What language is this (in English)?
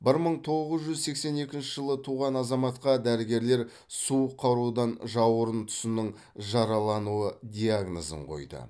Kazakh